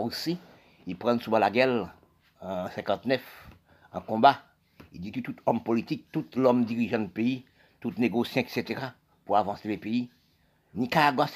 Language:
French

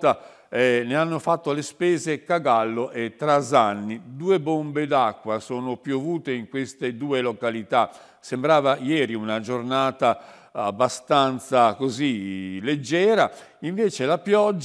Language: Italian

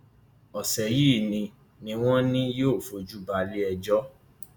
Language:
Yoruba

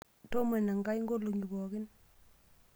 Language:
Masai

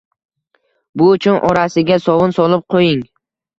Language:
Uzbek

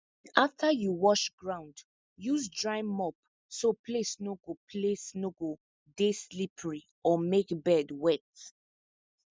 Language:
Nigerian Pidgin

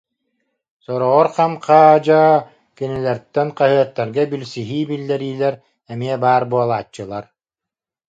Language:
Yakut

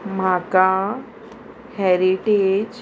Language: Konkani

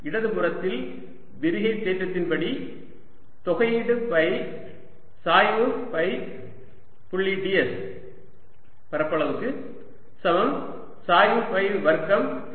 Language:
Tamil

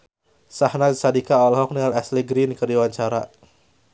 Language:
Sundanese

